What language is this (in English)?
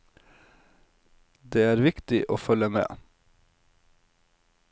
Norwegian